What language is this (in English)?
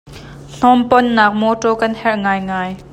Hakha Chin